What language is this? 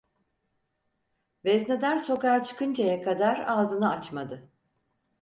Turkish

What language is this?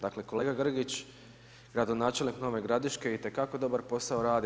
Croatian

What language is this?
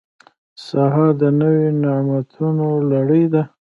Pashto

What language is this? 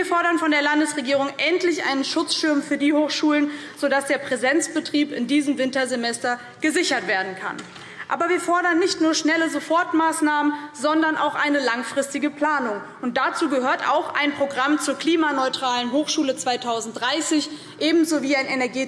German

